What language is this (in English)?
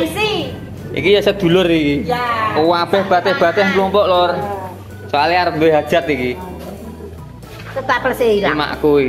Indonesian